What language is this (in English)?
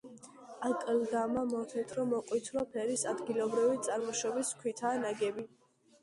Georgian